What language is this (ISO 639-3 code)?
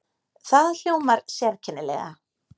isl